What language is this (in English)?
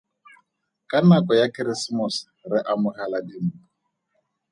Tswana